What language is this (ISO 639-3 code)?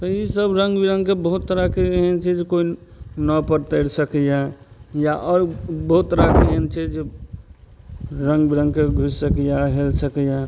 mai